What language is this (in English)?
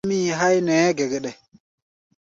Gbaya